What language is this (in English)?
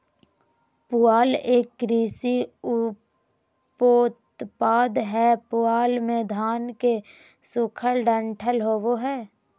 Magahi